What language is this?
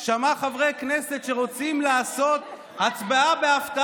Hebrew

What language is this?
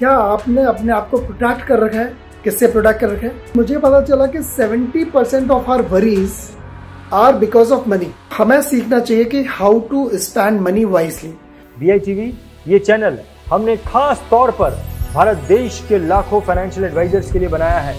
Hindi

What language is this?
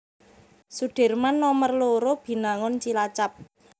Javanese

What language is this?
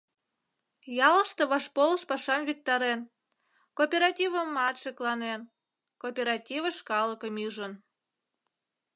Mari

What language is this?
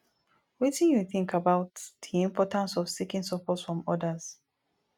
Nigerian Pidgin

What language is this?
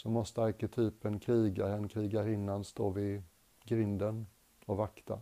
Swedish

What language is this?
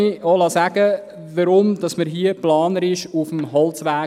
Swiss German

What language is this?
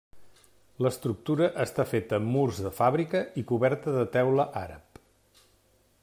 Catalan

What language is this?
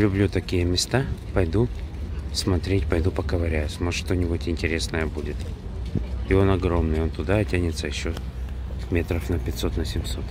Russian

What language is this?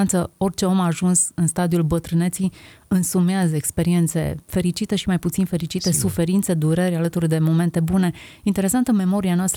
Romanian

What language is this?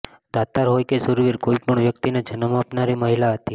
Gujarati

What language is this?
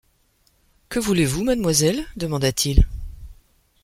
French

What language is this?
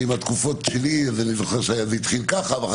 Hebrew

